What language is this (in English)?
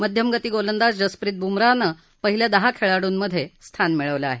Marathi